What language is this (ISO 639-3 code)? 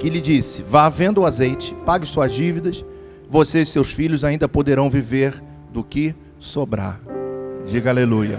por